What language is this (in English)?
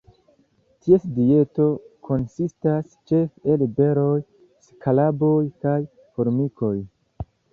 Esperanto